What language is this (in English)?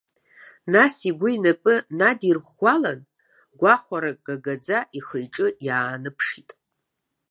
Abkhazian